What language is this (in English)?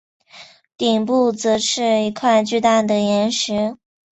Chinese